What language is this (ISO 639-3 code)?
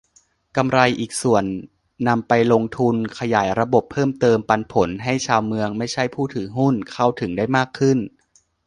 tha